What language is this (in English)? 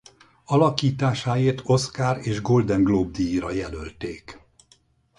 Hungarian